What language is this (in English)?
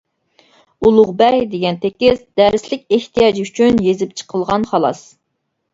Uyghur